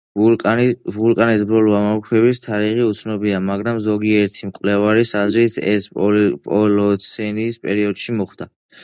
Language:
Georgian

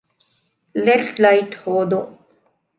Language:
Divehi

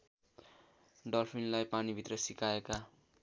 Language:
Nepali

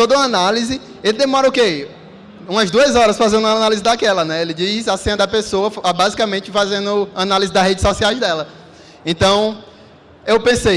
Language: Portuguese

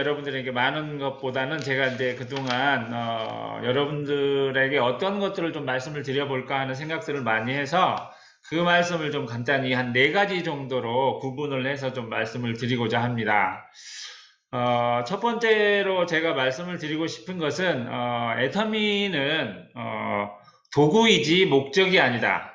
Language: Korean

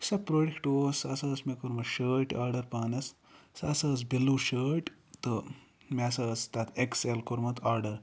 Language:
Kashmiri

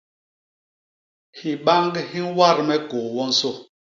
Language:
Basaa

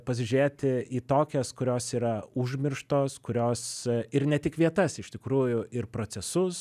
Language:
Lithuanian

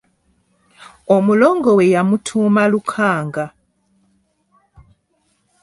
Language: Ganda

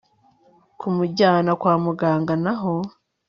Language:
Kinyarwanda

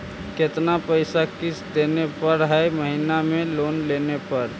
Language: Magahi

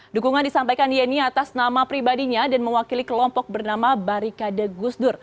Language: Indonesian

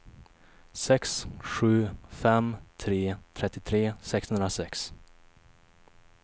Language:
Swedish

